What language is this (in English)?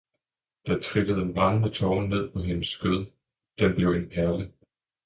Danish